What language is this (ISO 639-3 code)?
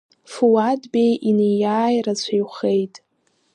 abk